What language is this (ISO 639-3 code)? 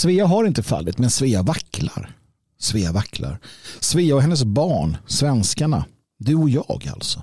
swe